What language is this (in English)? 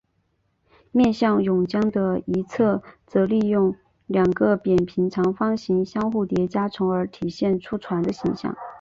Chinese